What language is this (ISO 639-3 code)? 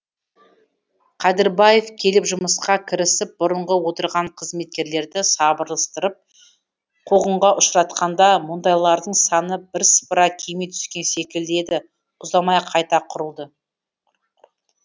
kaz